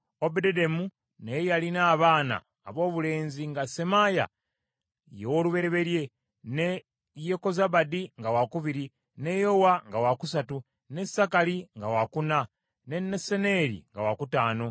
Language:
Ganda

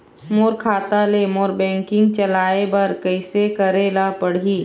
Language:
Chhattisgarhi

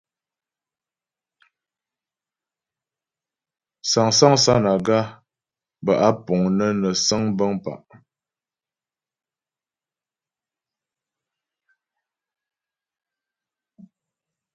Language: Ghomala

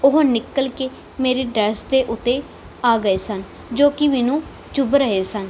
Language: Punjabi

